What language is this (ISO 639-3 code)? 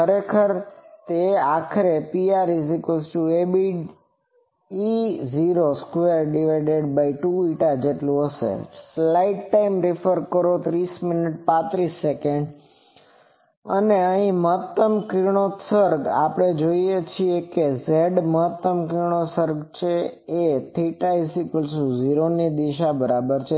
guj